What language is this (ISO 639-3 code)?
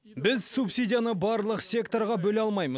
kaz